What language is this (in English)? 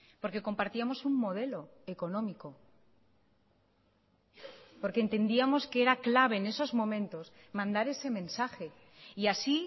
Spanish